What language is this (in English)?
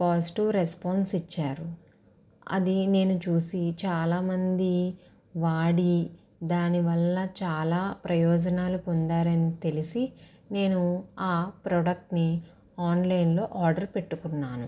Telugu